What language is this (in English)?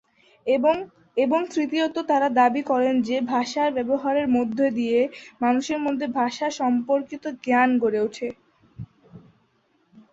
Bangla